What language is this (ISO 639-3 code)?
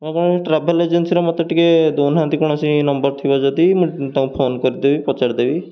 ori